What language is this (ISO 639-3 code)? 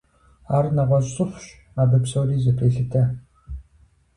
kbd